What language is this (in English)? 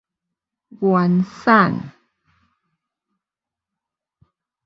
Min Nan Chinese